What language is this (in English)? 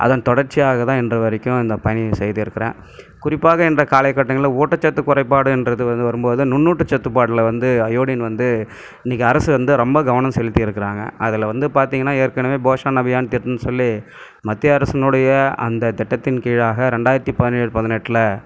Tamil